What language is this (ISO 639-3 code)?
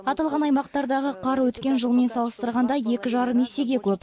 kaz